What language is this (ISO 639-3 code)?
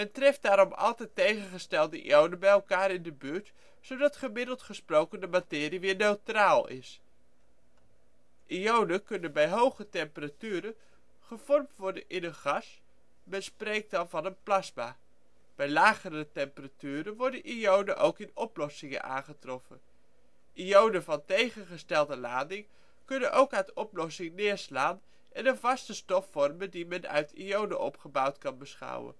nld